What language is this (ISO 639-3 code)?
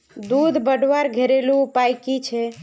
mag